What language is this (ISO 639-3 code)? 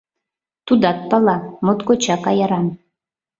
chm